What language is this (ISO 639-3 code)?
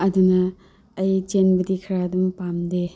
mni